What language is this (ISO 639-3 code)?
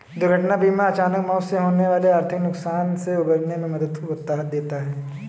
hin